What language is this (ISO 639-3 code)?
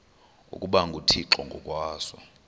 xho